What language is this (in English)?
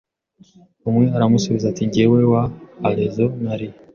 Kinyarwanda